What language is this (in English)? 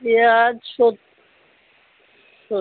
Bangla